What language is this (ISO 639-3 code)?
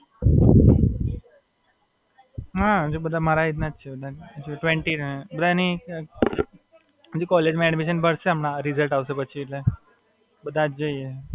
guj